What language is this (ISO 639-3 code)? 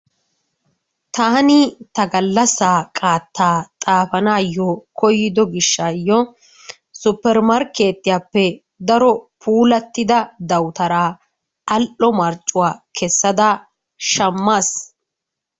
wal